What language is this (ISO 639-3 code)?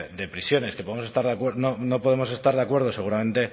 spa